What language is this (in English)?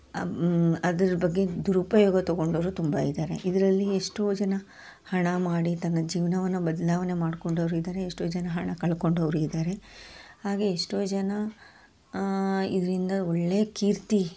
Kannada